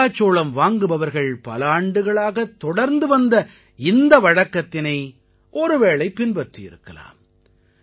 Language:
Tamil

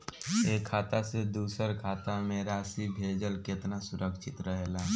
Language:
Bhojpuri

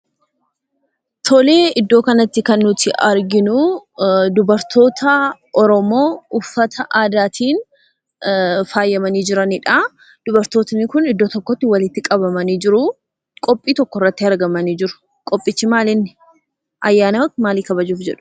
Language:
Oromo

